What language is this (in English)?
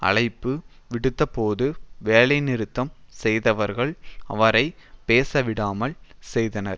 Tamil